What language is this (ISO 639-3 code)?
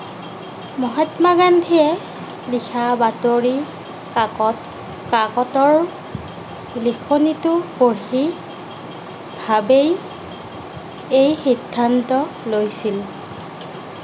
asm